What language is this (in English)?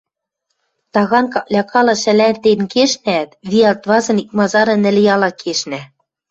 Western Mari